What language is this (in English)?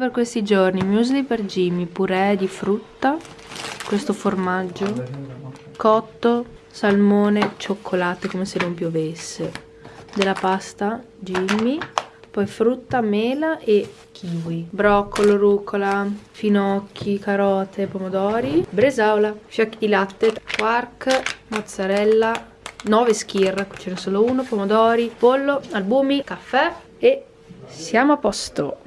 Italian